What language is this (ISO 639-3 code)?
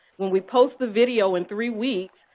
eng